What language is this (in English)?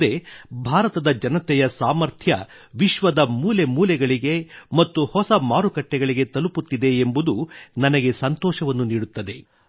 Kannada